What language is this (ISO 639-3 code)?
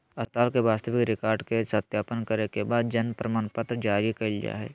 mag